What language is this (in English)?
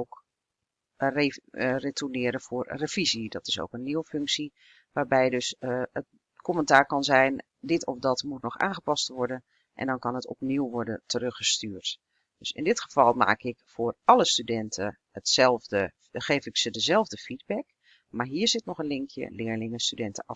Dutch